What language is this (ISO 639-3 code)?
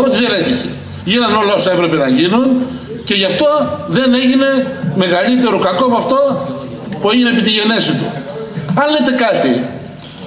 ell